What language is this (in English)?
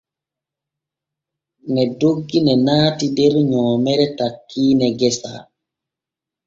Borgu Fulfulde